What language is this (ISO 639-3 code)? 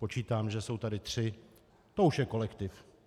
ces